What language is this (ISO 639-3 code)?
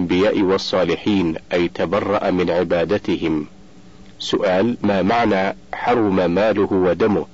ara